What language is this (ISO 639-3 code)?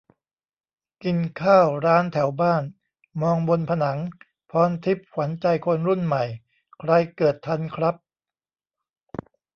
tha